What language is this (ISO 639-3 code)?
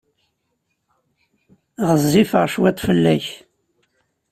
kab